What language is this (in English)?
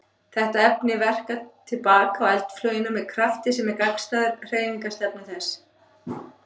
Icelandic